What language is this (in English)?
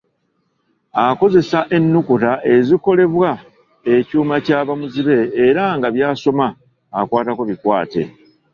Ganda